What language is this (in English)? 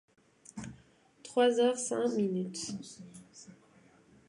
French